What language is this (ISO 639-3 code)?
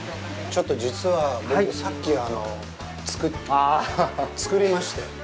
jpn